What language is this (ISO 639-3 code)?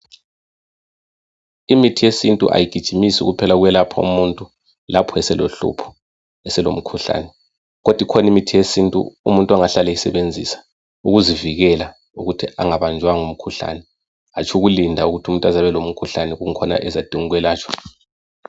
nde